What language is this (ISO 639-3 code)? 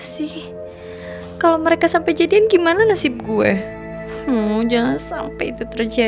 ind